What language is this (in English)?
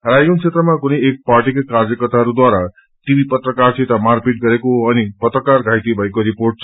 Nepali